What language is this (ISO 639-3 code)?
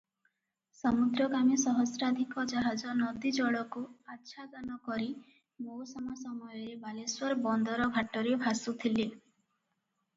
ori